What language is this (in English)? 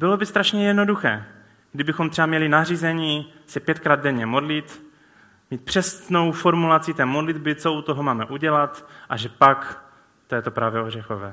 Czech